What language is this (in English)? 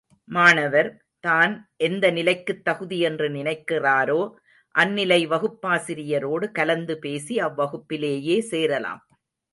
Tamil